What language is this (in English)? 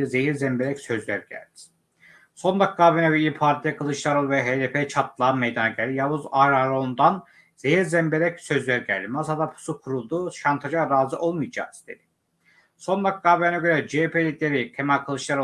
Turkish